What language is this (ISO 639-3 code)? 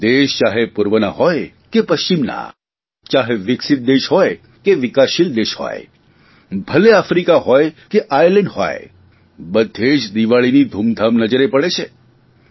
guj